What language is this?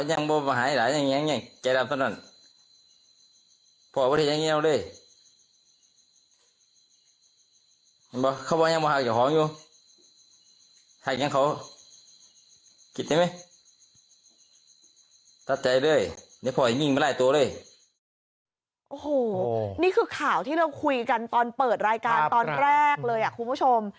Thai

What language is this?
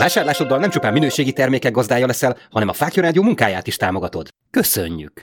Hungarian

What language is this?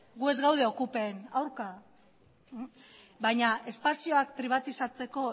Basque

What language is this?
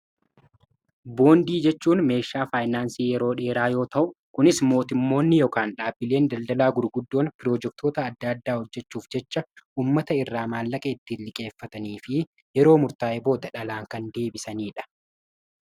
Oromo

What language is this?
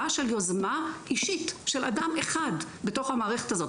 Hebrew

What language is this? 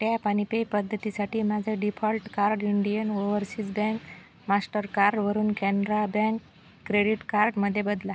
Marathi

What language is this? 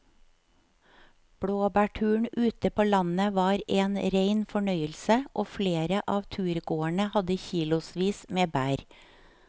Norwegian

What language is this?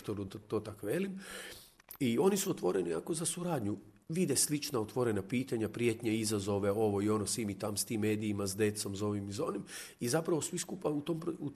Croatian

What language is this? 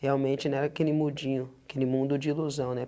Portuguese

